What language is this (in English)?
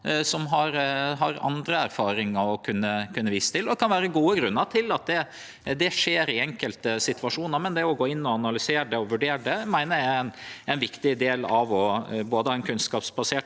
Norwegian